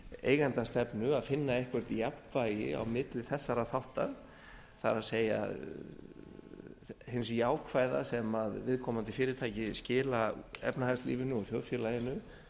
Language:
Icelandic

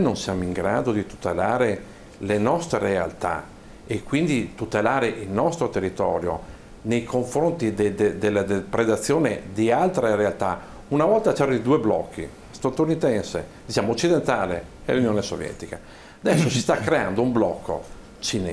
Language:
Italian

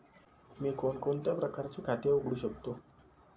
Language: Marathi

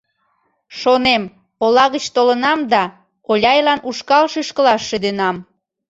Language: Mari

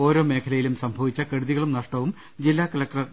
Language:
Malayalam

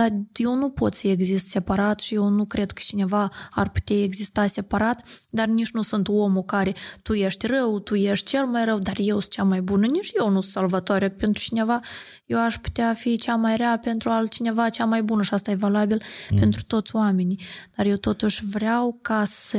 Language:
Romanian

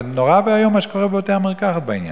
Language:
Hebrew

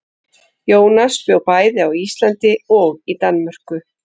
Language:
Icelandic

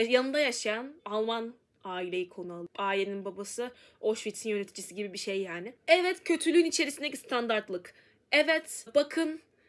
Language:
Turkish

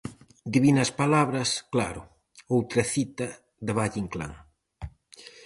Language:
Galician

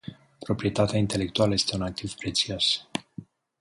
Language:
Romanian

